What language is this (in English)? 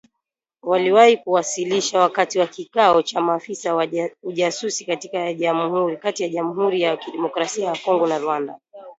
Swahili